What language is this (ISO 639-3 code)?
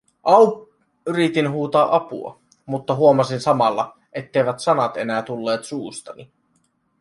fin